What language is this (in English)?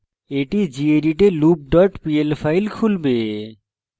Bangla